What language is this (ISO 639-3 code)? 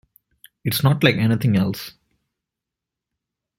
eng